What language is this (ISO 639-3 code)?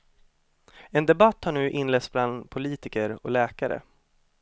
swe